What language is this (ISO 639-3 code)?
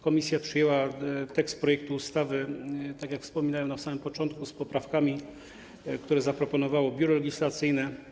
pol